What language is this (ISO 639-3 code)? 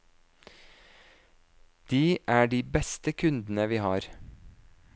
nor